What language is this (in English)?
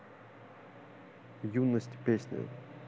Russian